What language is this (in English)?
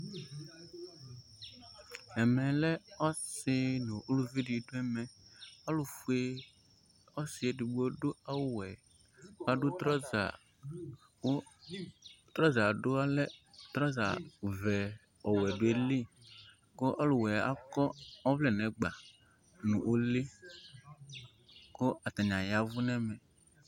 Ikposo